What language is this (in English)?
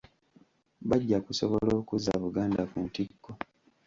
Ganda